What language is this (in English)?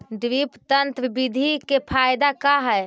Magahi